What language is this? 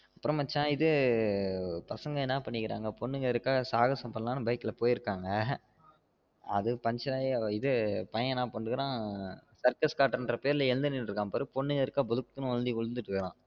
Tamil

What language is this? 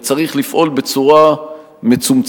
Hebrew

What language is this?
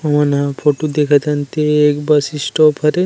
Chhattisgarhi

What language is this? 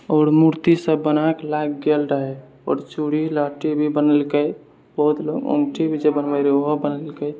Maithili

